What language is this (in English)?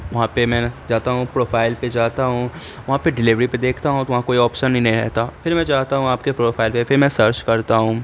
Urdu